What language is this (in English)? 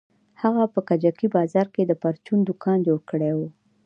Pashto